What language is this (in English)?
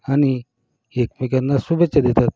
Marathi